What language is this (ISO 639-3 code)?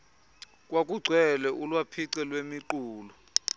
xho